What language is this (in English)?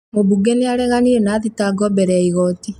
Kikuyu